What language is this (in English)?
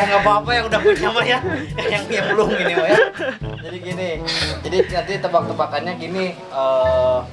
Indonesian